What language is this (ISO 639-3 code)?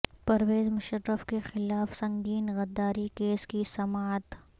urd